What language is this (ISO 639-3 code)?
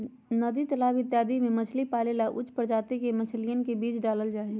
mag